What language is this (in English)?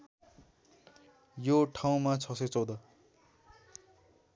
Nepali